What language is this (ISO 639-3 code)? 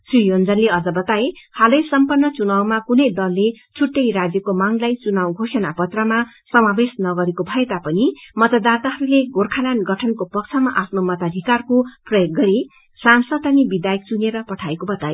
nep